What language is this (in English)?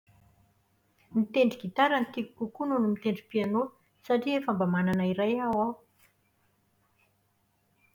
Malagasy